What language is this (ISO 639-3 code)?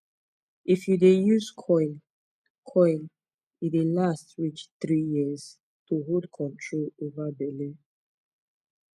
pcm